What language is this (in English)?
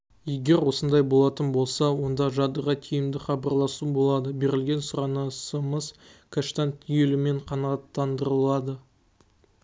Kazakh